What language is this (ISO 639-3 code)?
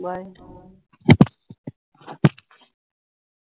pan